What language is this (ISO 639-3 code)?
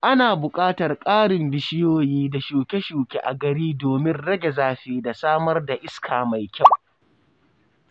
hau